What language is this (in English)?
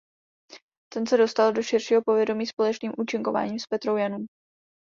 Czech